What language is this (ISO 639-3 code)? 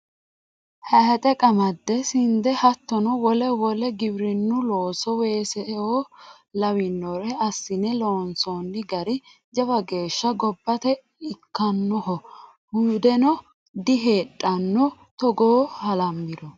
sid